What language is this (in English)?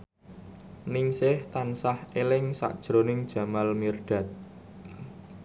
Javanese